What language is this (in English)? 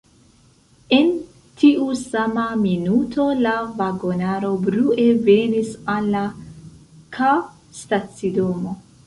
Esperanto